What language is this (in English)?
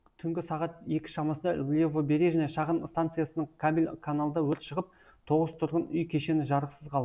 Kazakh